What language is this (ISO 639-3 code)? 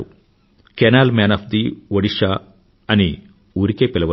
tel